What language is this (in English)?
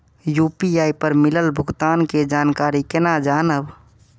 Maithili